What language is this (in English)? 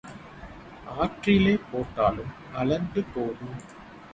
Tamil